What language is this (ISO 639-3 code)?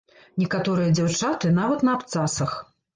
bel